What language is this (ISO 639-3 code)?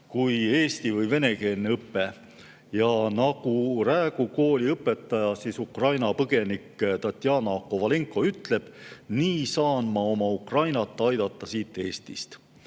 est